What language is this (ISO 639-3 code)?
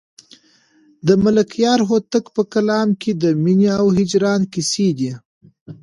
pus